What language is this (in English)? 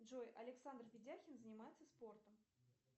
Russian